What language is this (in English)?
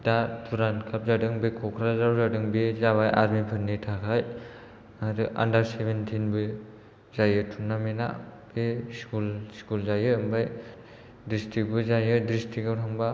Bodo